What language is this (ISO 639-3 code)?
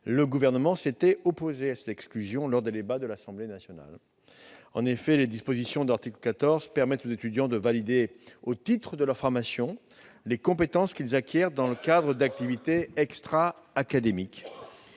fra